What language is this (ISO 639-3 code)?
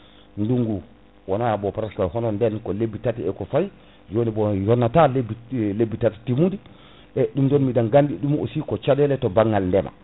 ful